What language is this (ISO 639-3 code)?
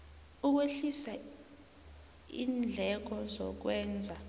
nbl